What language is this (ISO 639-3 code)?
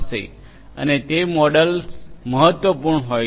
guj